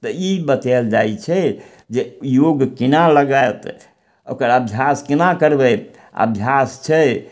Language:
Maithili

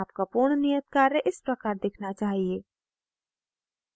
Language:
Hindi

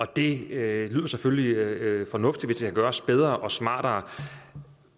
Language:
Danish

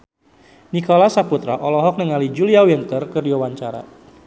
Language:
Sundanese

